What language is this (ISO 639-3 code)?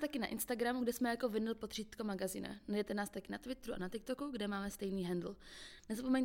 ces